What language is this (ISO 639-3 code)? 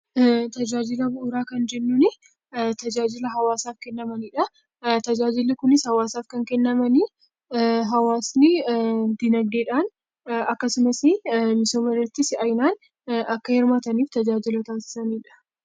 orm